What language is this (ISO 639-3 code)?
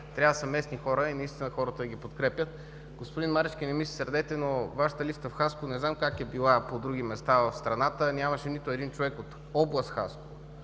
bul